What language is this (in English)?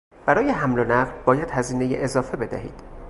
Persian